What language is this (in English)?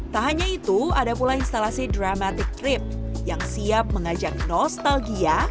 Indonesian